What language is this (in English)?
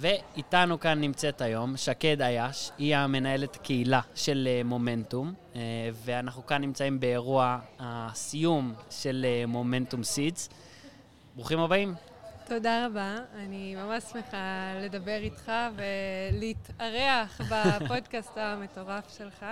Hebrew